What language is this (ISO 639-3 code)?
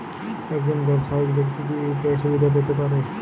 ben